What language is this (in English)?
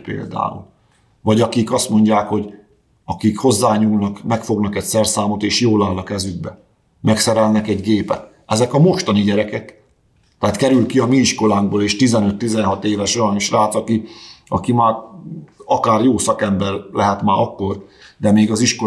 Hungarian